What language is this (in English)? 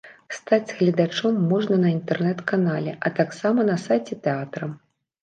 Belarusian